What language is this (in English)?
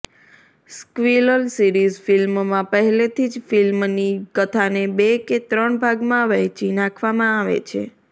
Gujarati